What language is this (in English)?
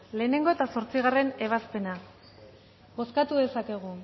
Basque